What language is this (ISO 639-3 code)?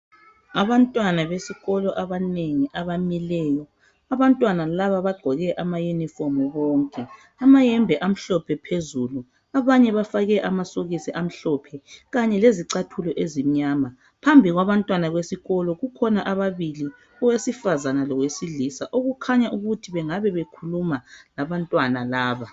nde